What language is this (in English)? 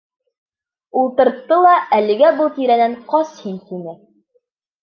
Bashkir